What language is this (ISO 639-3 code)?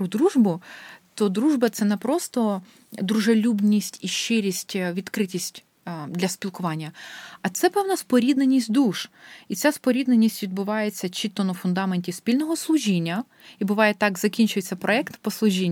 ukr